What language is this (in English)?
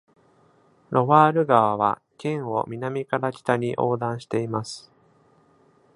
Japanese